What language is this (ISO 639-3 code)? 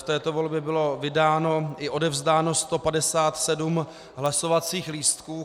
ces